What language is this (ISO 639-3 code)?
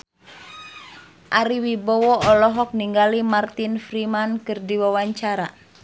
sun